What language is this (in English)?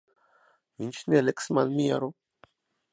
Latvian